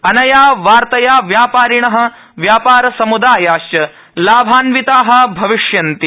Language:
Sanskrit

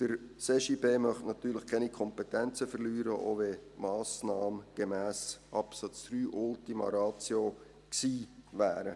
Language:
Swiss German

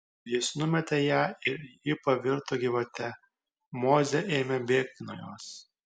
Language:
Lithuanian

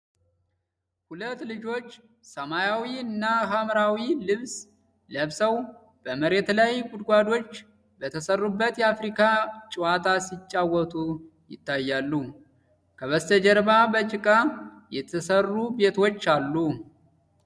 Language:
Amharic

